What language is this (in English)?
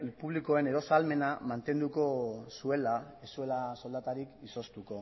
Basque